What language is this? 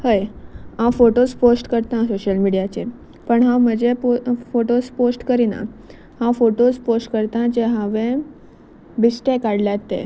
Konkani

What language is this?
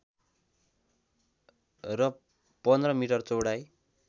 Nepali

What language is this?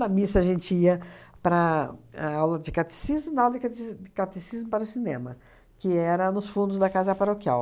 Portuguese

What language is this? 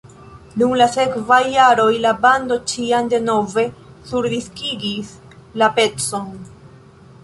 Esperanto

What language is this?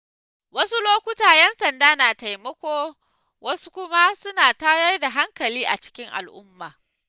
Hausa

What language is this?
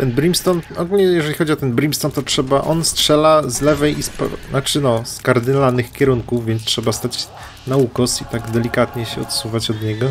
Polish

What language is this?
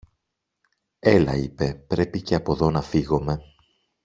Greek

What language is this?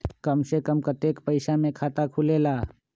Magahi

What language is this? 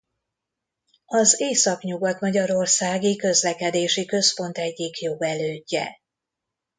Hungarian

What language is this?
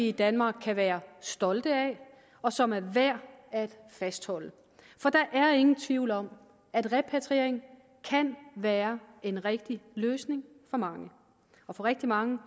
Danish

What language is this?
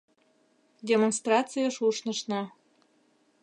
Mari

